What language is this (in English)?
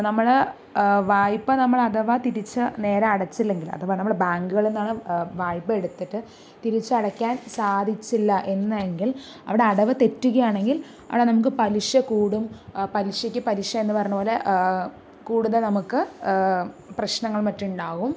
Malayalam